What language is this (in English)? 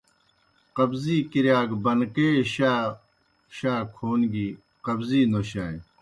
Kohistani Shina